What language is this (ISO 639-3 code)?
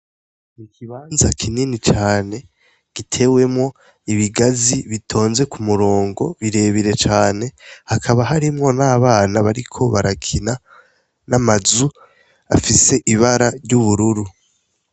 run